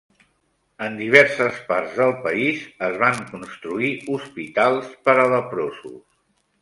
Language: Catalan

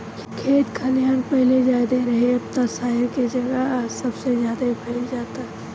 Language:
Bhojpuri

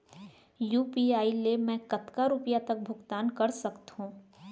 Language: Chhattisgarhi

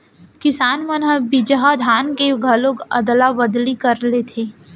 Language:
Chhattisgarhi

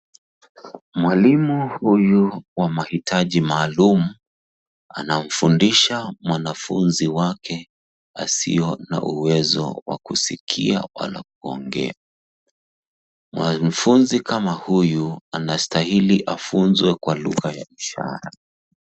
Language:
Swahili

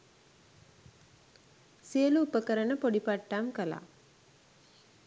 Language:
Sinhala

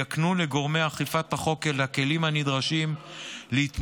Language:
Hebrew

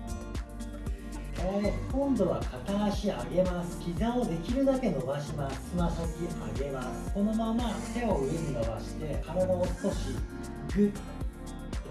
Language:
Japanese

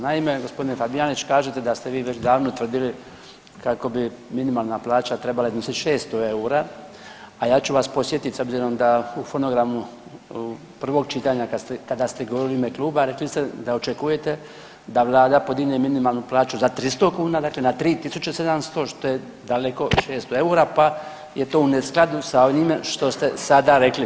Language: Croatian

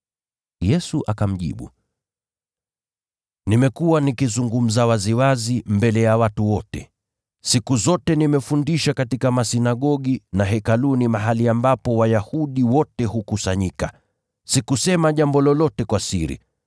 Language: Swahili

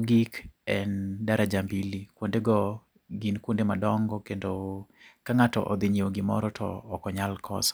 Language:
Luo (Kenya and Tanzania)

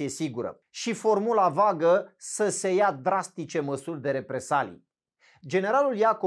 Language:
Romanian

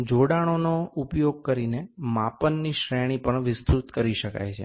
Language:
Gujarati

